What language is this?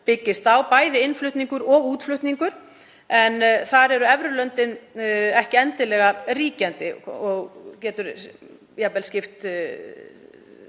Icelandic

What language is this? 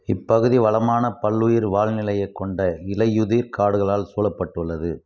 Tamil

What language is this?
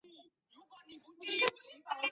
Chinese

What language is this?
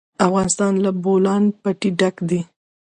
Pashto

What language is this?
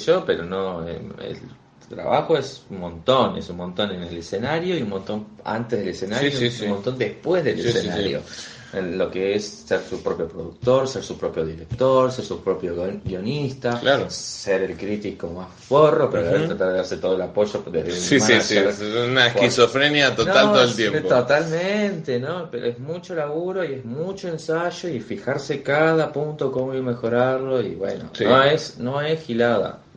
Spanish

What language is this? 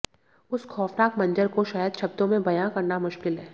Hindi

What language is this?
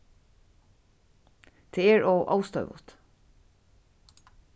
Faroese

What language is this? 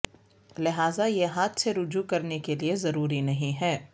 Urdu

